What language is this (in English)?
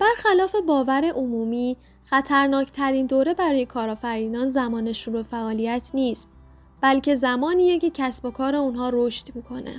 Persian